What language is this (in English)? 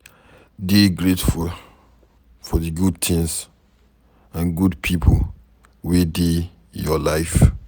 Nigerian Pidgin